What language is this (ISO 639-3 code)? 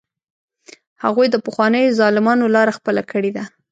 pus